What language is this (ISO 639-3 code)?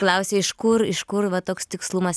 lit